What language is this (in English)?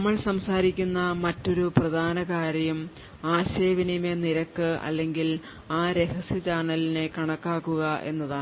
Malayalam